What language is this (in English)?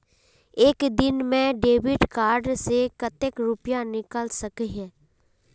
Magahi